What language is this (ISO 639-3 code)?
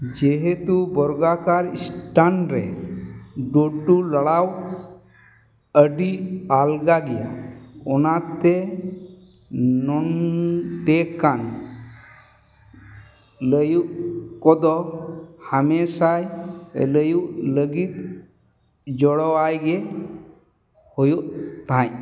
sat